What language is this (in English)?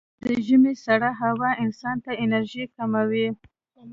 Pashto